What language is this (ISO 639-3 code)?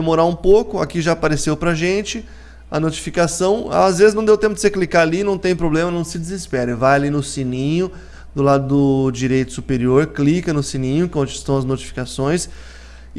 por